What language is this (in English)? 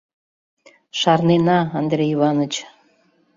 Mari